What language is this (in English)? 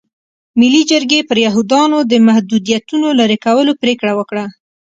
Pashto